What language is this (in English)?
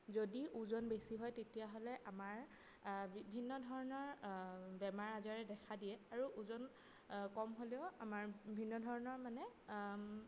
Assamese